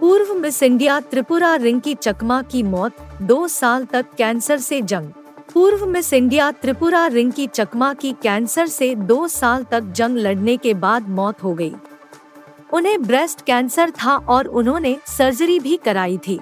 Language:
Hindi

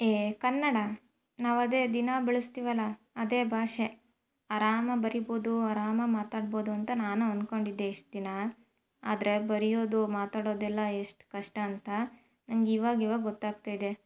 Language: Kannada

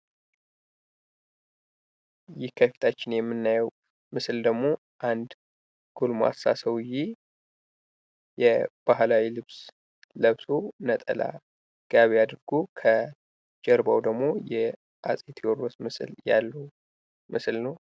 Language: Amharic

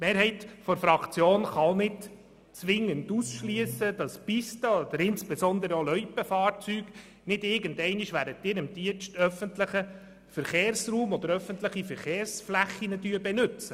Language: Swiss German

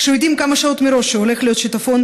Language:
Hebrew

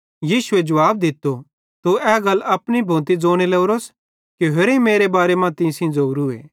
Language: Bhadrawahi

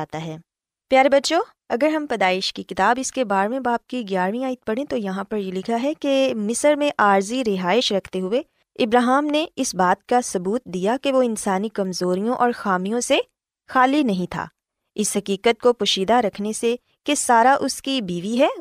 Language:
Urdu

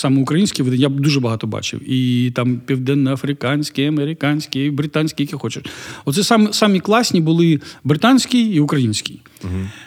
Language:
Ukrainian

